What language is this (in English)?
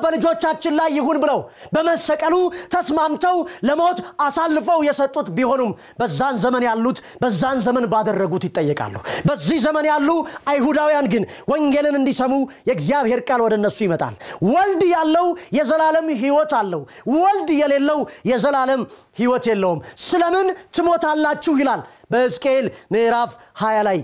Amharic